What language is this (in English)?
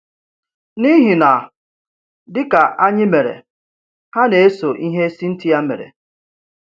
Igbo